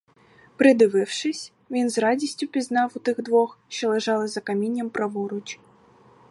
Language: Ukrainian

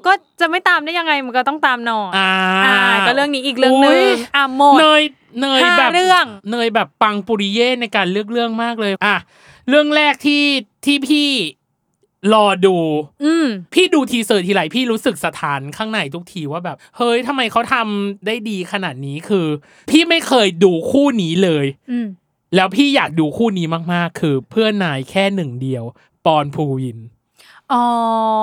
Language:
Thai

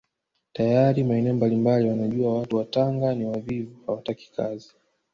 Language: Swahili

